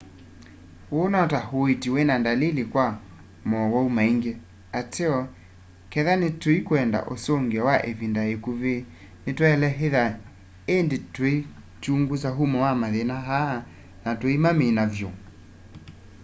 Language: Kamba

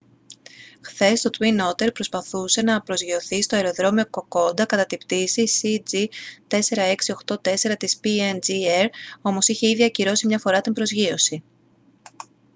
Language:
Greek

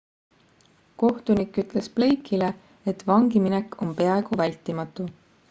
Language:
Estonian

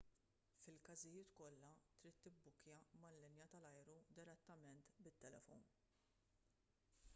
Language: Maltese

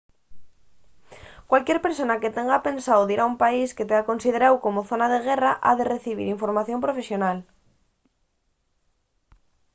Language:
Asturian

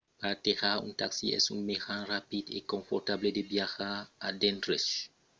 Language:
Occitan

